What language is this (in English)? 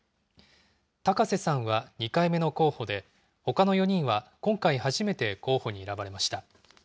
Japanese